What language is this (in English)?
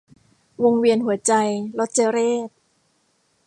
Thai